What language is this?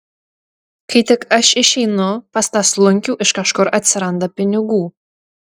Lithuanian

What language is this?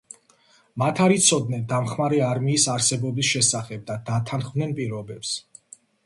Georgian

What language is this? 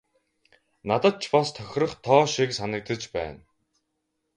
Mongolian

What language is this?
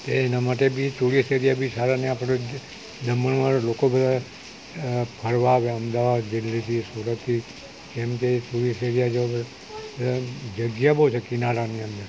Gujarati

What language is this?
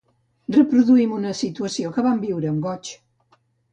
Catalan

